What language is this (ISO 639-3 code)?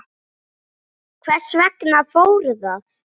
isl